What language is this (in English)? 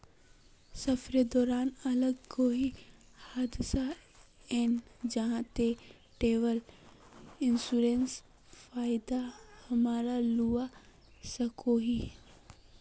Magahi